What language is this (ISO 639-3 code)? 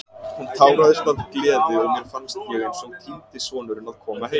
isl